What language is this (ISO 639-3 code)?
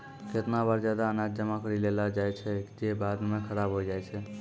mai